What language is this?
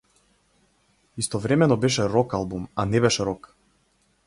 Macedonian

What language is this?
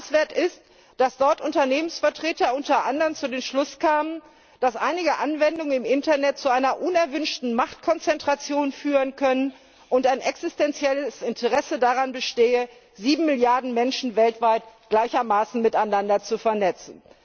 German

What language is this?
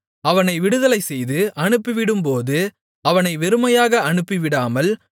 Tamil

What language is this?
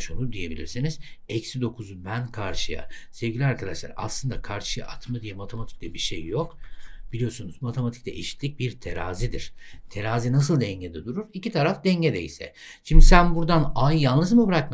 Turkish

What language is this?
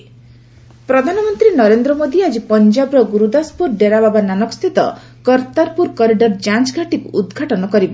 Odia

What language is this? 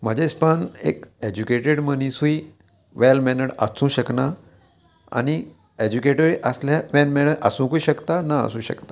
Konkani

